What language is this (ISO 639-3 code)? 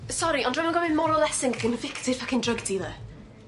cym